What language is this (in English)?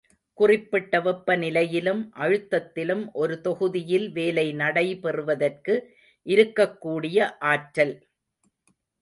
Tamil